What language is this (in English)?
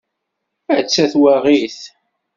Kabyle